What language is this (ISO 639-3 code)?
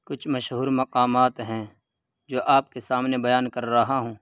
urd